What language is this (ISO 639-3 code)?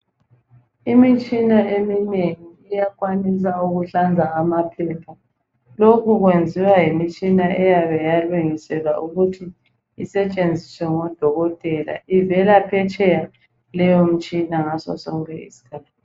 nde